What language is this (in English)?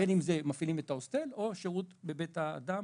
Hebrew